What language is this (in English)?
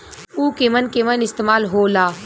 Bhojpuri